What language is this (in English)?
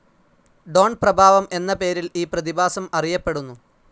Malayalam